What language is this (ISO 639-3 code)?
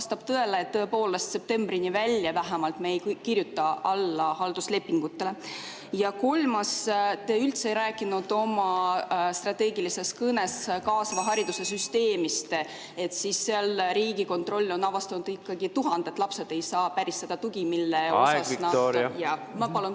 est